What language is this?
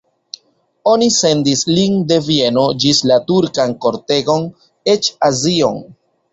Esperanto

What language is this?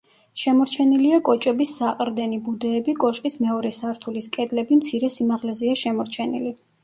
Georgian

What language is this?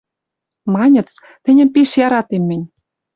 Western Mari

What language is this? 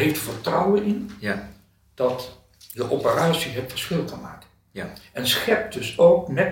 Dutch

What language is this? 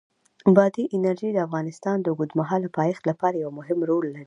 Pashto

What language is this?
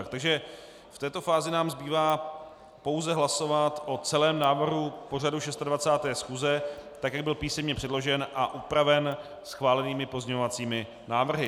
Czech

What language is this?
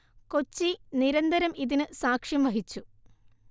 Malayalam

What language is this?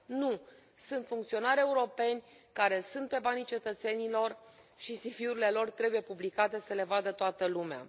Romanian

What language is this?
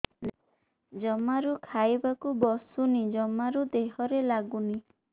Odia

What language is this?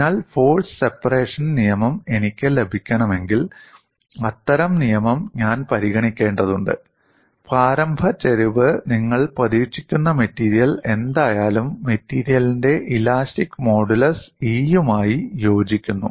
Malayalam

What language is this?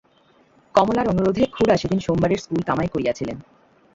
Bangla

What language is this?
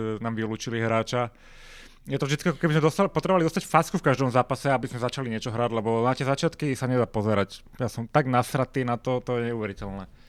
Slovak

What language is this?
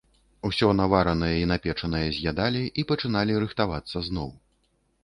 Belarusian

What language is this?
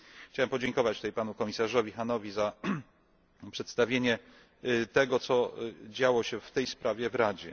Polish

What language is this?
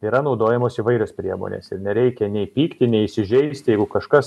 Lithuanian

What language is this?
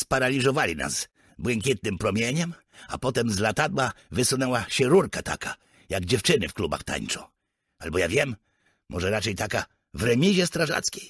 Polish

